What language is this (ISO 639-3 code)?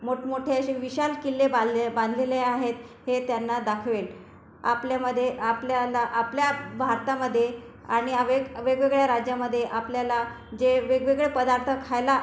mar